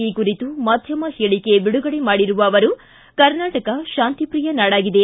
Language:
Kannada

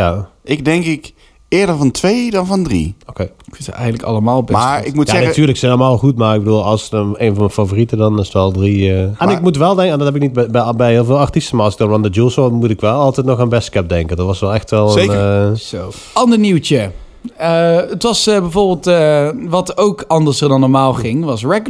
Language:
Dutch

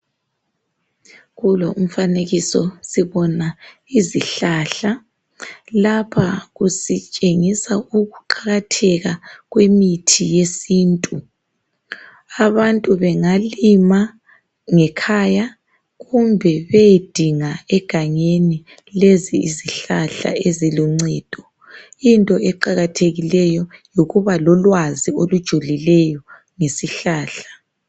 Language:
North Ndebele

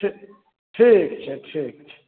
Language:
Maithili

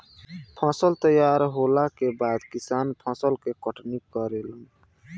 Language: Bhojpuri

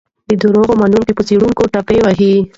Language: Pashto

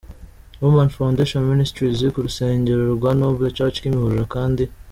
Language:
Kinyarwanda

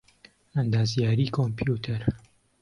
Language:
Central Kurdish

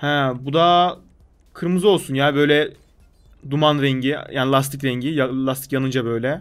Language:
Turkish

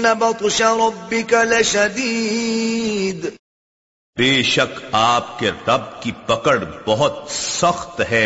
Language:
Urdu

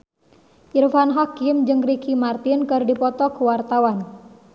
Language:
Sundanese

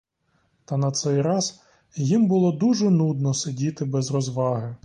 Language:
Ukrainian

